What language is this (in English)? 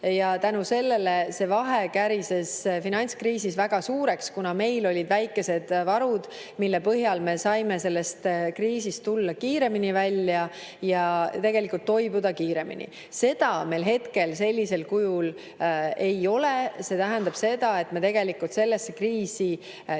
Estonian